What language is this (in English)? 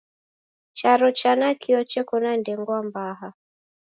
Taita